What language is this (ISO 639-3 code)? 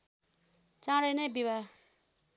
nep